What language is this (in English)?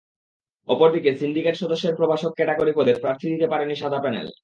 Bangla